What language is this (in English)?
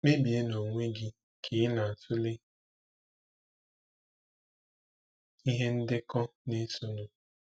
Igbo